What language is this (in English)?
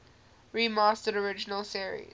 English